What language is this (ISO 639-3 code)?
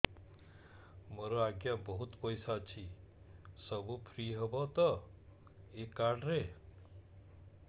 ori